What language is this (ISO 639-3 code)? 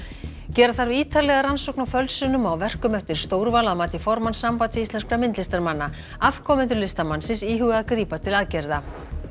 isl